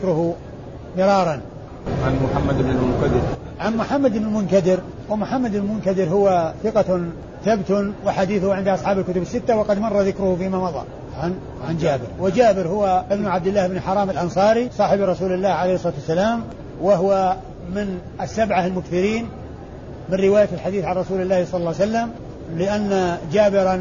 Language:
Arabic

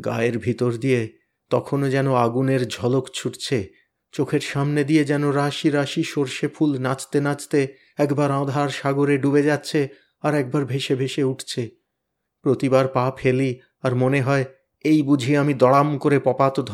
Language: Bangla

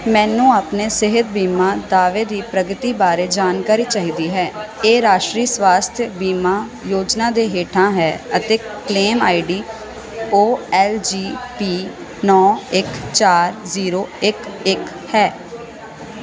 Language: Punjabi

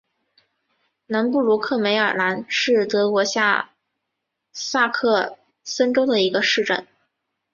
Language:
Chinese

